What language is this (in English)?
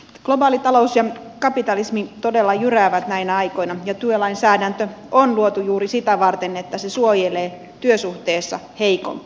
Finnish